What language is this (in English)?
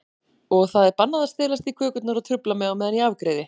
Icelandic